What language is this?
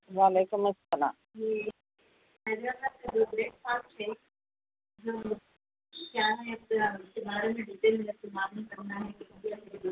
Urdu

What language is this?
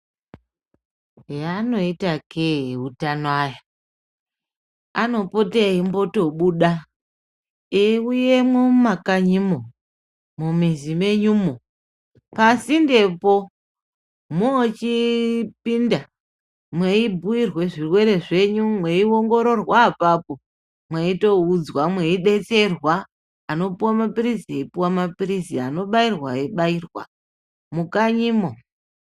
Ndau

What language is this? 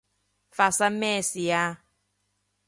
Cantonese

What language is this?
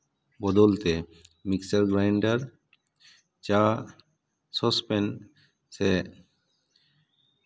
Santali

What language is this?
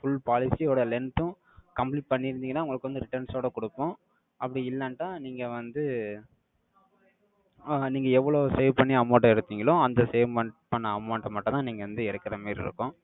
Tamil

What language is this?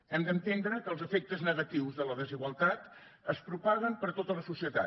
Catalan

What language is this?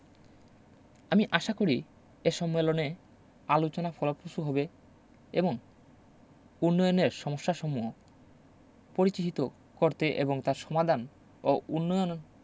Bangla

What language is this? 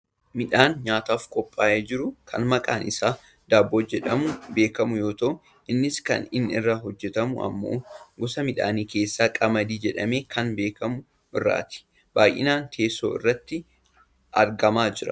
Oromo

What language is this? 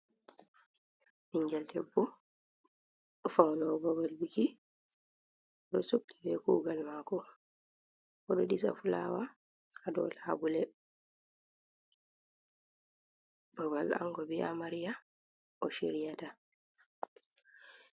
Fula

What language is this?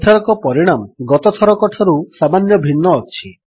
Odia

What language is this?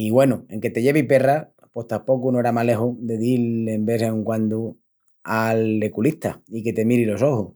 Extremaduran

